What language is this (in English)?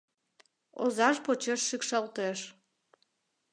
Mari